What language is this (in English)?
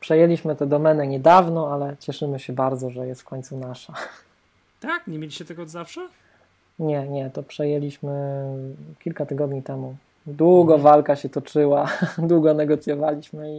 Polish